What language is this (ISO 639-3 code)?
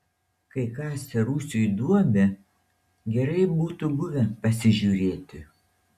lit